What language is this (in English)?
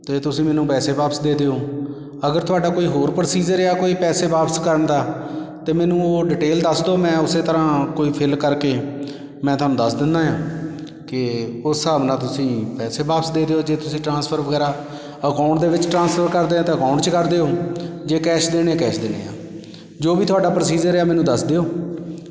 Punjabi